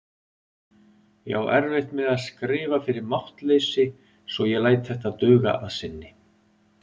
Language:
Icelandic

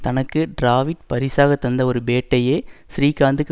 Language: Tamil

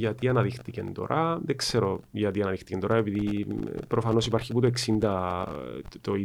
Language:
Greek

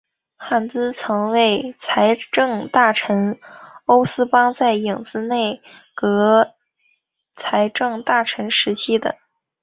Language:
Chinese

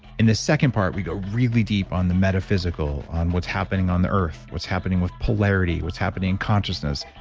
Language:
English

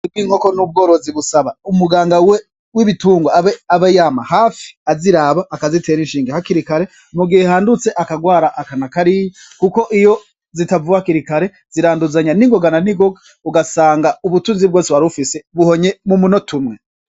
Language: Rundi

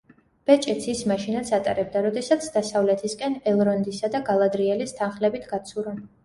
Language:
Georgian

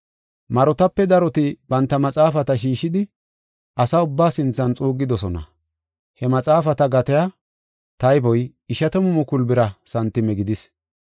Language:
Gofa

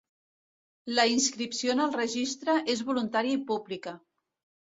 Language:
Catalan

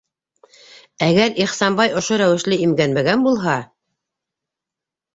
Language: Bashkir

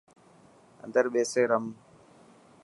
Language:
Dhatki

